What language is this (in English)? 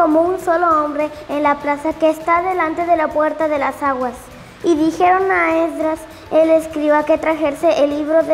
Spanish